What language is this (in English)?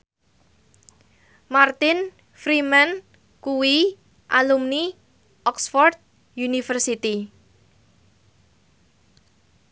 Javanese